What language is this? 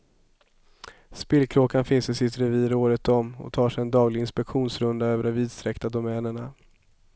Swedish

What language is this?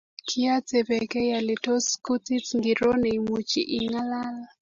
Kalenjin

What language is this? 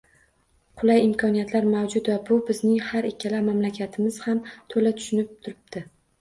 Uzbek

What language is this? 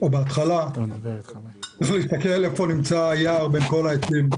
Hebrew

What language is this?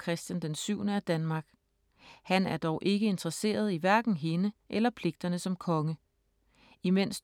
Danish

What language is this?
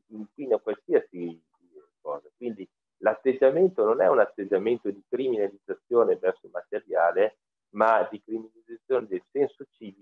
Italian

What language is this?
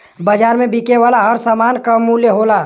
Bhojpuri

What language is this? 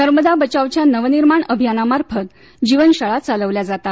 Marathi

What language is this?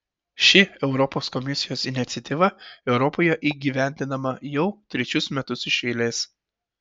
Lithuanian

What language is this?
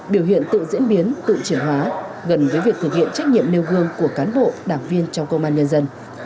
Vietnamese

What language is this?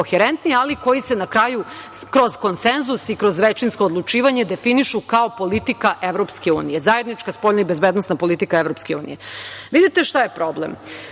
Serbian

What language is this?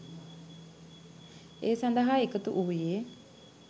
Sinhala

